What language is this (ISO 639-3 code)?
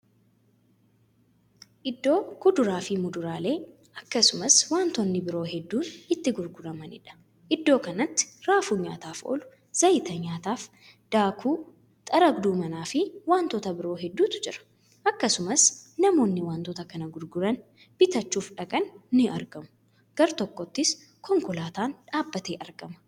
orm